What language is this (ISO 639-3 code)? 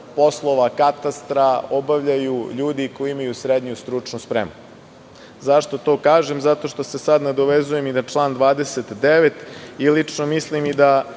srp